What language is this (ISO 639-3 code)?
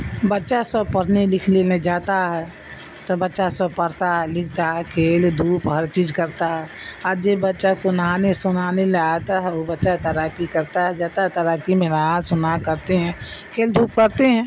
urd